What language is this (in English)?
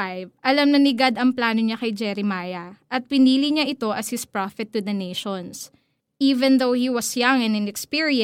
Filipino